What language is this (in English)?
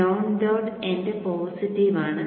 Malayalam